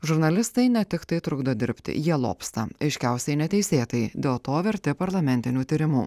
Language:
Lithuanian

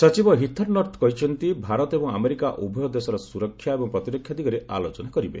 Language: Odia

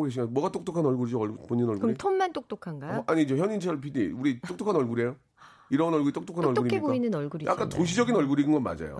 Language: Korean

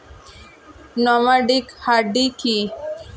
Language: Bangla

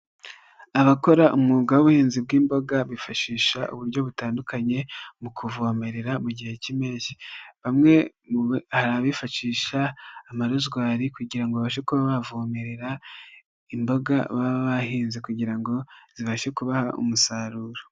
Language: Kinyarwanda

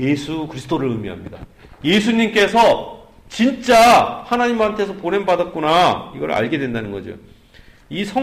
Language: Korean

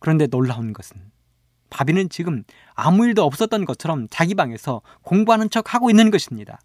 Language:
Korean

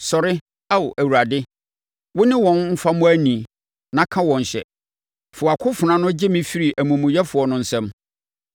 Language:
Akan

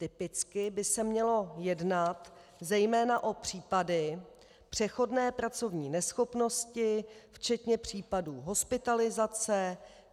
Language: Czech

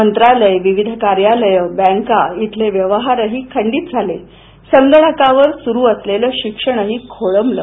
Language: Marathi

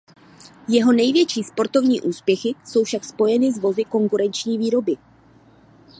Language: Czech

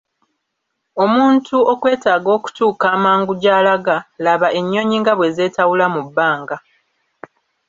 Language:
Ganda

